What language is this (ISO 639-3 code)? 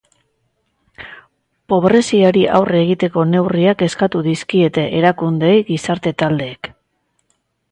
eus